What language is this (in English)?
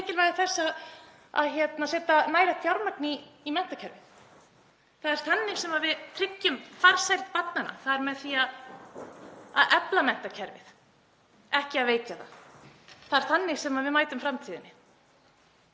Icelandic